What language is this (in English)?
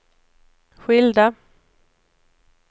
Swedish